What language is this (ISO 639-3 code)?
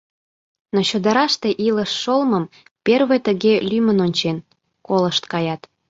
chm